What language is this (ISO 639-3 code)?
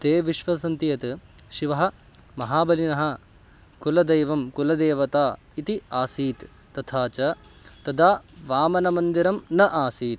san